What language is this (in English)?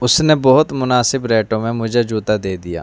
Urdu